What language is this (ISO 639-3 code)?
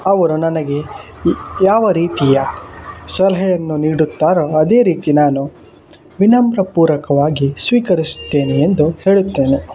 kan